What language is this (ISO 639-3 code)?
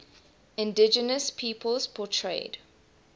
eng